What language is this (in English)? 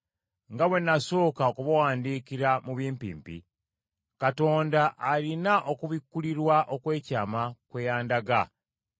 Ganda